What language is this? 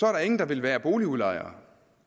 Danish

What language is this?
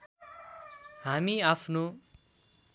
Nepali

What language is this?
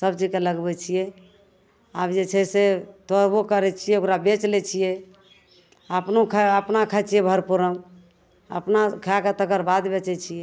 Maithili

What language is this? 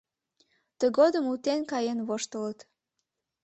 Mari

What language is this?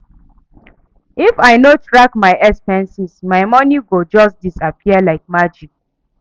Nigerian Pidgin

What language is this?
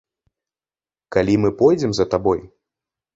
Belarusian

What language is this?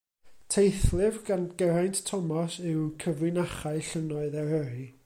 Welsh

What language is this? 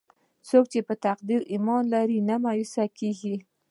Pashto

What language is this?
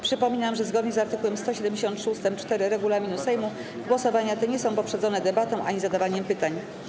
Polish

